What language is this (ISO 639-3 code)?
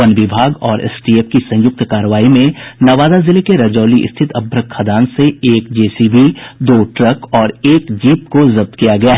hin